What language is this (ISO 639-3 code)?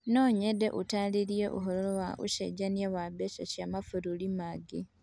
kik